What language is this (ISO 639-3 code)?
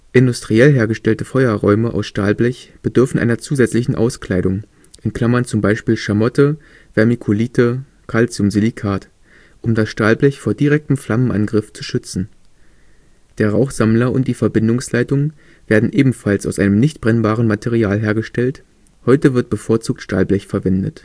deu